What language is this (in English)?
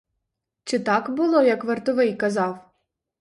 Ukrainian